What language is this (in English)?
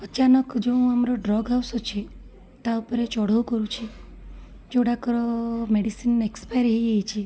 Odia